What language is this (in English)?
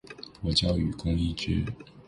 Chinese